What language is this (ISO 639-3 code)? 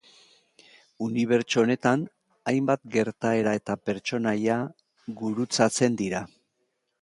eus